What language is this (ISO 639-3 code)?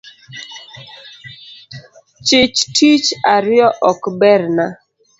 luo